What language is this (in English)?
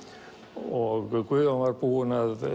Icelandic